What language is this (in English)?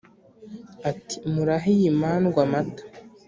Kinyarwanda